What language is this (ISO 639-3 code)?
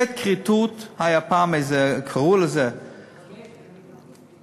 heb